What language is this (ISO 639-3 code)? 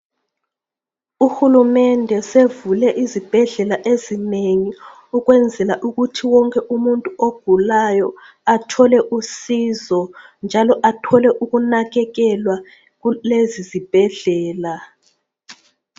nde